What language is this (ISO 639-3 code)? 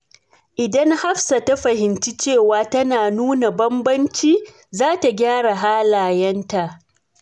hau